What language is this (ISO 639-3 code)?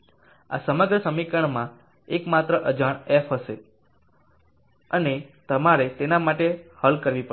guj